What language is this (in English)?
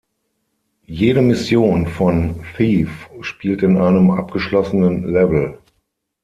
German